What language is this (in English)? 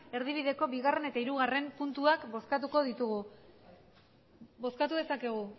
Basque